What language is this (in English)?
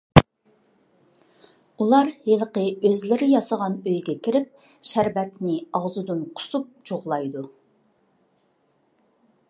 Uyghur